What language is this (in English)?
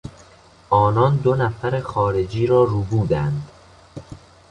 Persian